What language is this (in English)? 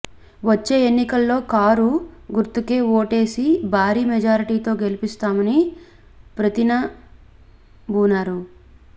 Telugu